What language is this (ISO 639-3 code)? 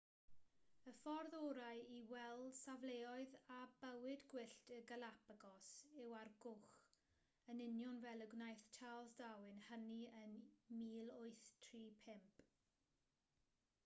cym